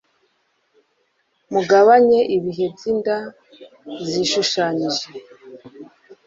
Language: Kinyarwanda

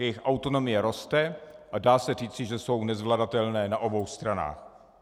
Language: Czech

